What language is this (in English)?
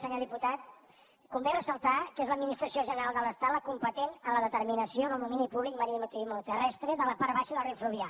Catalan